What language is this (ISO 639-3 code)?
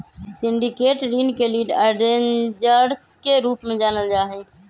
mag